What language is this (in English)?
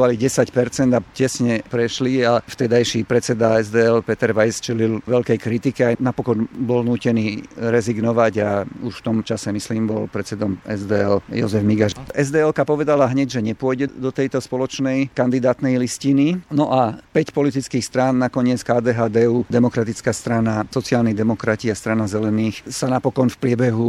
Slovak